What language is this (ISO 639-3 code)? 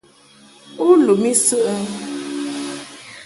mhk